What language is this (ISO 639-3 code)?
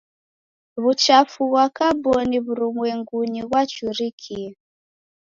dav